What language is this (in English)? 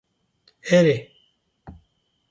Kurdish